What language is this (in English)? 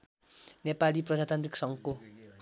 Nepali